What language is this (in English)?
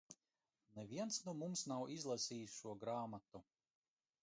Latvian